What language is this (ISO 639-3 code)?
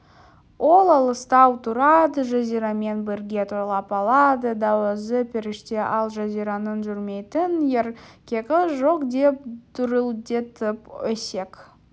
kaz